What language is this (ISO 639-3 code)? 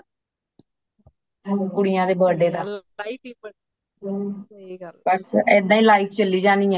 pan